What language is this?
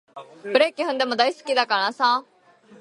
Japanese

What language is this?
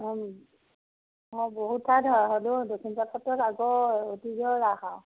Assamese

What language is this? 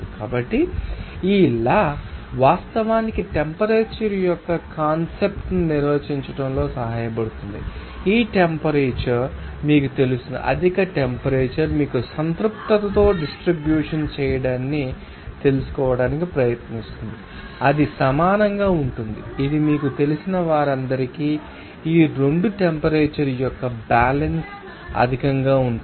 Telugu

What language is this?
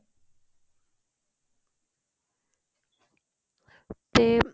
Punjabi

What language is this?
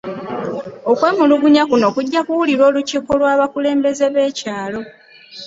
Ganda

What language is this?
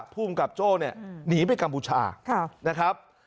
Thai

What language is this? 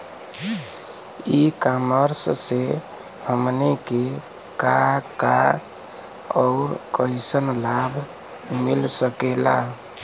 Bhojpuri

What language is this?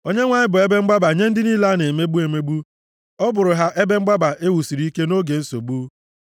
Igbo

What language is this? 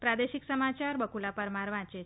Gujarati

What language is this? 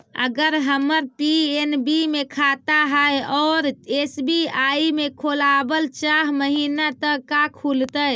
Magahi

